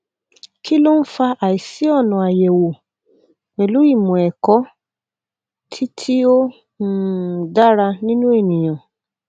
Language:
Yoruba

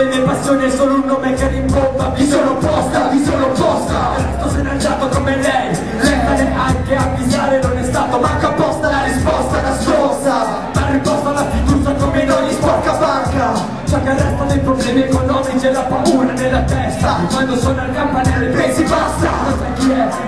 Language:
Italian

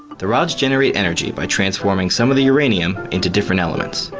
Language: English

